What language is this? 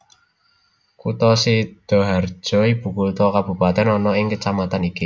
Javanese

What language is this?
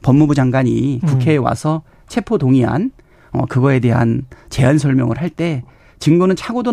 Korean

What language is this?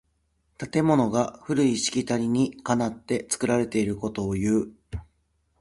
Japanese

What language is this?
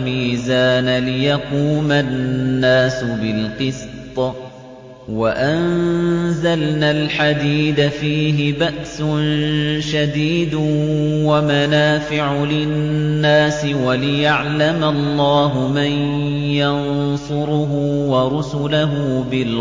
Arabic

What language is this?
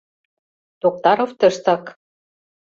Mari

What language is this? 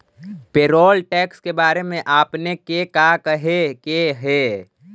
Magahi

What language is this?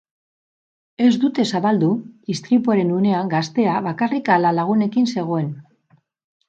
Basque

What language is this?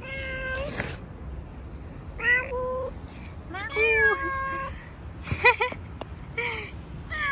Turkish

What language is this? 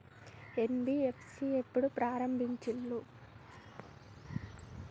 Telugu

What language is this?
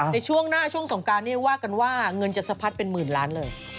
Thai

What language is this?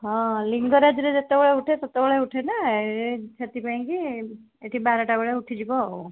Odia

